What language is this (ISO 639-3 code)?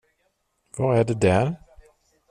swe